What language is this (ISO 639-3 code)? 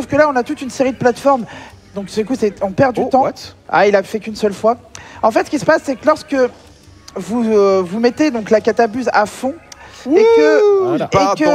fra